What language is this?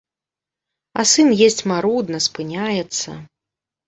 Belarusian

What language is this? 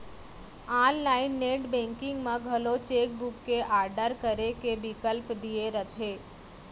Chhattisgarhi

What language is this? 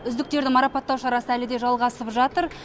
Kazakh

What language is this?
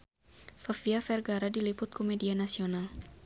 Sundanese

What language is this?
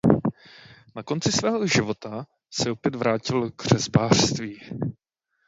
Czech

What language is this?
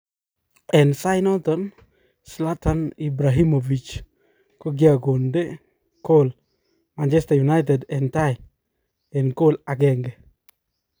Kalenjin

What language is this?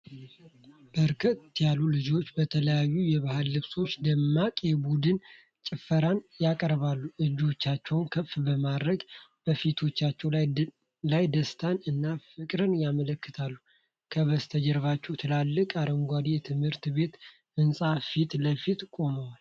Amharic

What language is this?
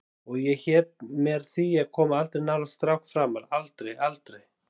Icelandic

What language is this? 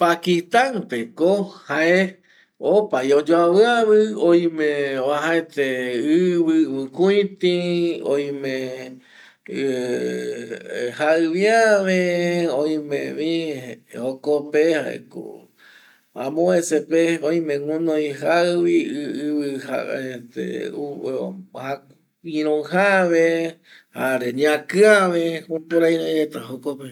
Eastern Bolivian Guaraní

